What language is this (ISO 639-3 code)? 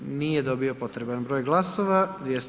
hrv